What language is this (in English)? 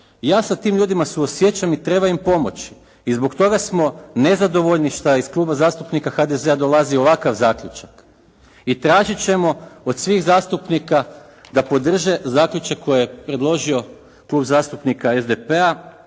Croatian